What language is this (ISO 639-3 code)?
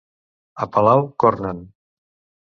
cat